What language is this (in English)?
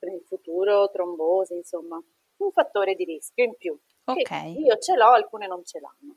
Italian